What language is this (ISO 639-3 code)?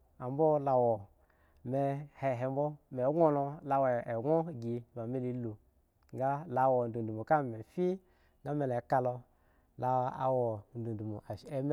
ego